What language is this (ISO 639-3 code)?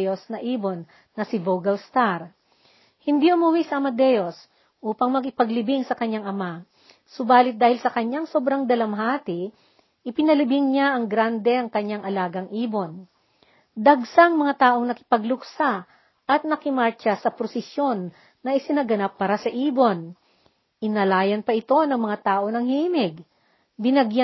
fil